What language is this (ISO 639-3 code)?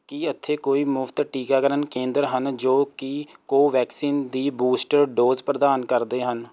pan